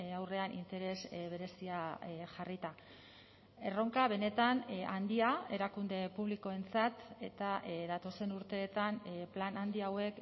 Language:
Basque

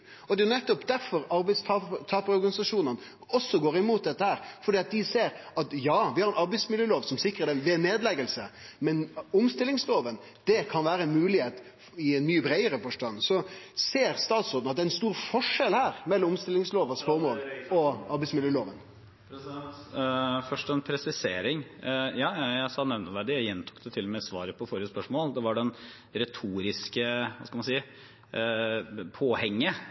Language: Norwegian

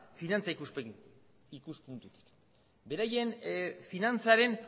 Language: Basque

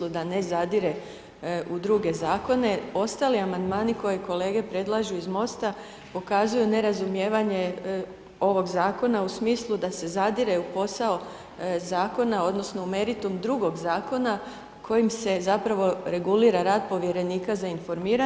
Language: Croatian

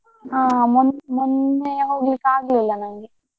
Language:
Kannada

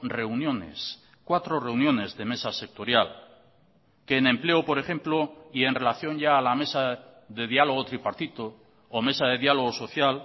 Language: Spanish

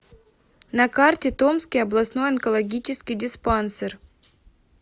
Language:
Russian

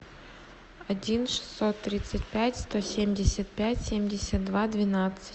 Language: Russian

